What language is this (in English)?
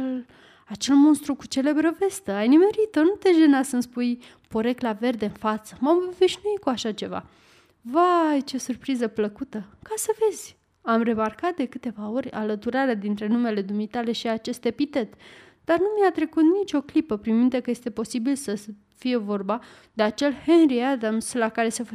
Romanian